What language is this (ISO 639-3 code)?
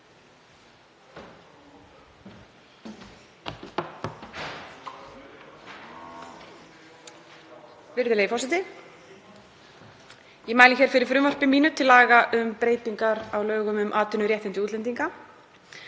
isl